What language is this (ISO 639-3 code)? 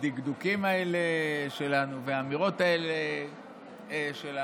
heb